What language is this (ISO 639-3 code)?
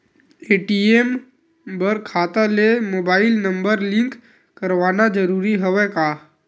hne